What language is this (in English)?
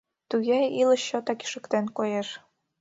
Mari